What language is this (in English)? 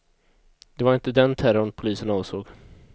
Swedish